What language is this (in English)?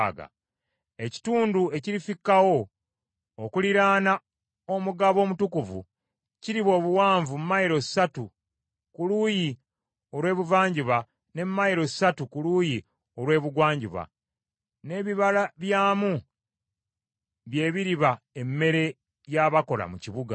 Ganda